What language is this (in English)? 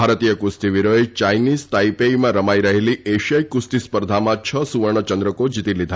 Gujarati